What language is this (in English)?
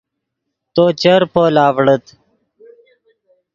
Yidgha